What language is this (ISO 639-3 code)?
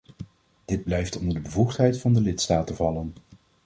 nld